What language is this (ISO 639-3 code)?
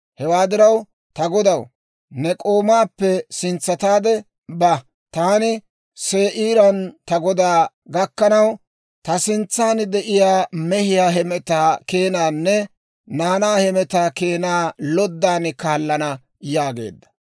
dwr